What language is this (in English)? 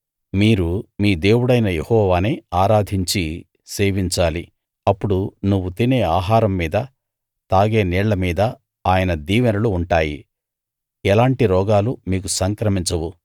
Telugu